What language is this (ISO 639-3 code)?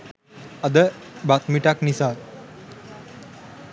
sin